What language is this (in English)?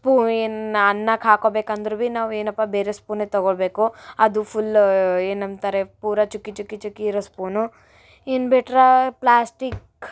Kannada